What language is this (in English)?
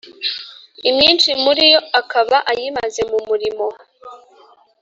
Kinyarwanda